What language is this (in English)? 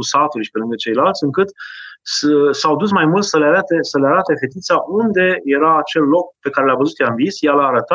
Romanian